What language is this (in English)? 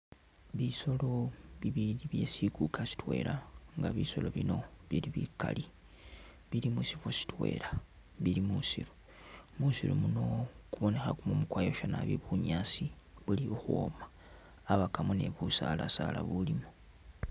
Masaaba